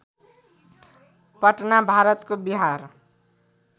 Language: Nepali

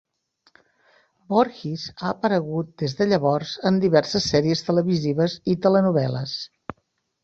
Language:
Catalan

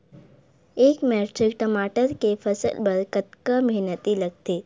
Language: Chhattisgarhi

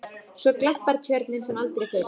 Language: Icelandic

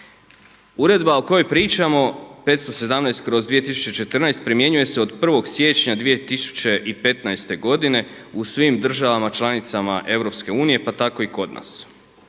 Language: Croatian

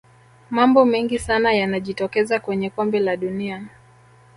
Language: Swahili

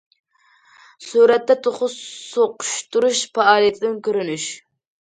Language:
Uyghur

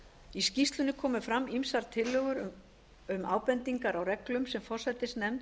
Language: Icelandic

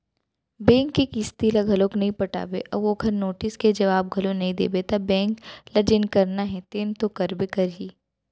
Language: Chhattisgarhi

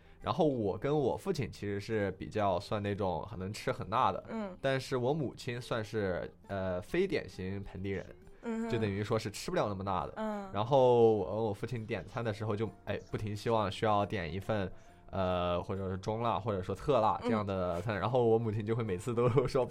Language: Chinese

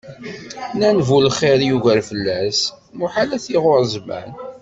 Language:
Kabyle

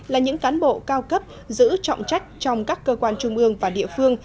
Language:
Vietnamese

